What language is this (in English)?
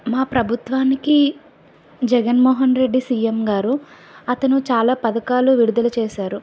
Telugu